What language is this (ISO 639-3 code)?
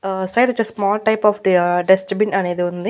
tel